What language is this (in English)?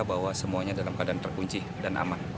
Indonesian